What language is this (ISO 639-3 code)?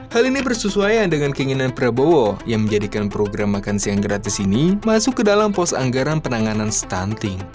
ind